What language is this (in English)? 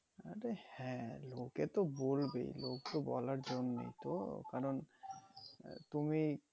Bangla